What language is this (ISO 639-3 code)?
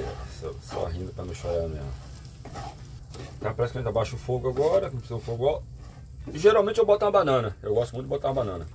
por